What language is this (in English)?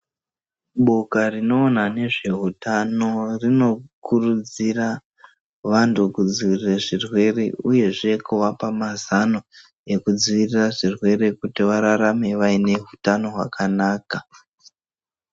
Ndau